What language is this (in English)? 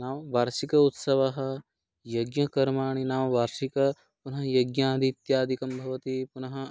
Sanskrit